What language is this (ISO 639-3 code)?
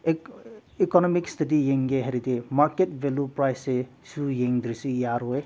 mni